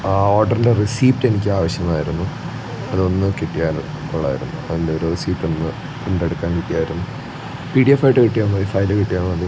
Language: Malayalam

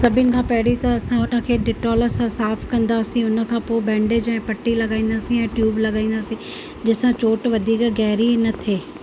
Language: Sindhi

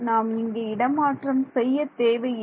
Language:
Tamil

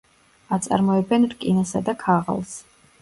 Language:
Georgian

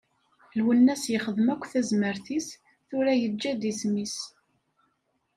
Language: Kabyle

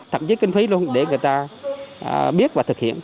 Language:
Vietnamese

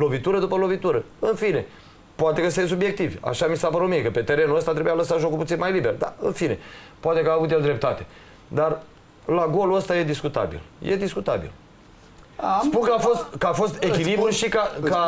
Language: Romanian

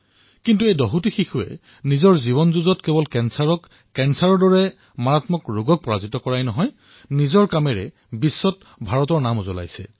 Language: Assamese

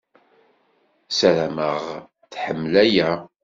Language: Kabyle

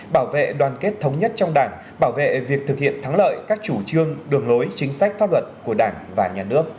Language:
Vietnamese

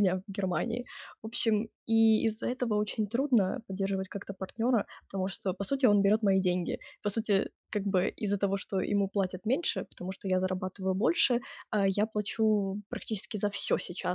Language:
Russian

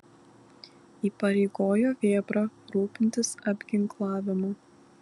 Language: Lithuanian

